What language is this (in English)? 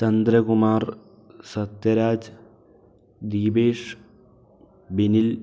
Malayalam